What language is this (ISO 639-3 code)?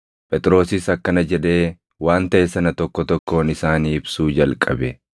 orm